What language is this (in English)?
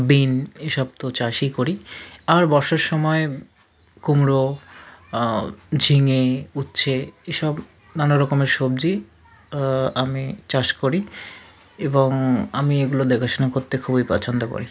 Bangla